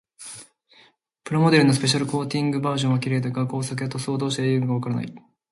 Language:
Japanese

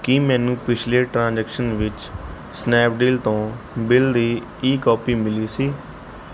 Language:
Punjabi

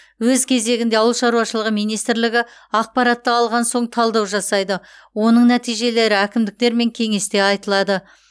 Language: Kazakh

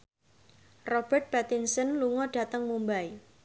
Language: Javanese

